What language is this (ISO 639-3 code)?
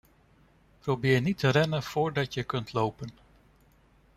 nld